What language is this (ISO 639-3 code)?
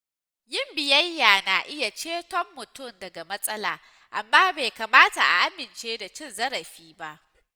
hau